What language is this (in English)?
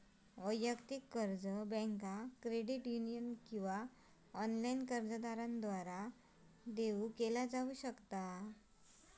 Marathi